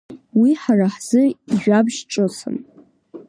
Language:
Abkhazian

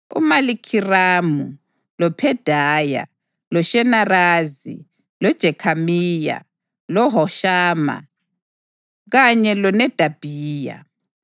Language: North Ndebele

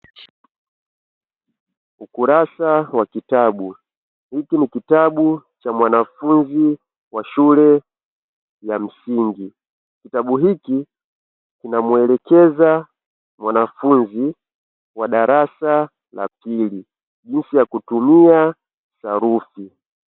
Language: Swahili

